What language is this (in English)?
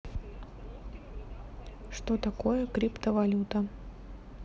Russian